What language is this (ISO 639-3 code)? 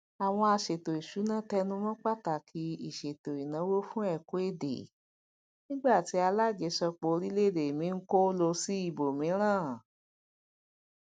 yor